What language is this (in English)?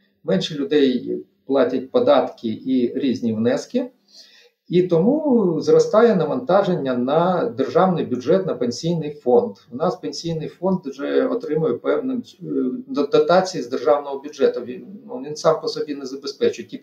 Ukrainian